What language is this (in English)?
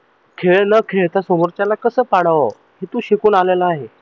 Marathi